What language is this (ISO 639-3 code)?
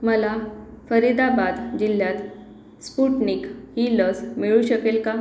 mar